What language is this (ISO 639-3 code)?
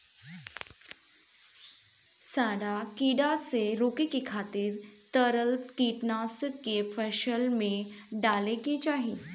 bho